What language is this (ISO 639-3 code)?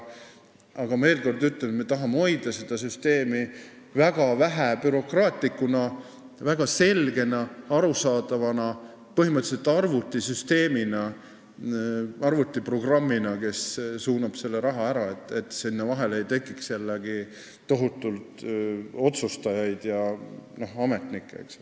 est